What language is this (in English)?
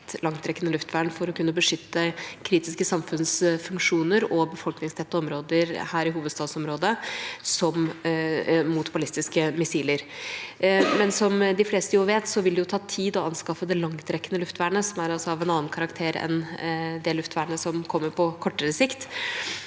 Norwegian